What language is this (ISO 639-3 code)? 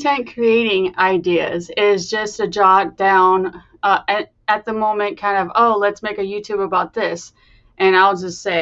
eng